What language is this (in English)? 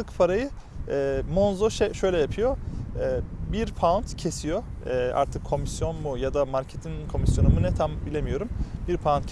Turkish